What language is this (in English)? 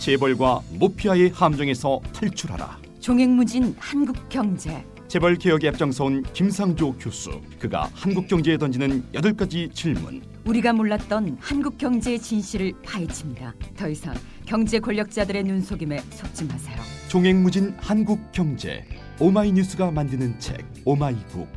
Korean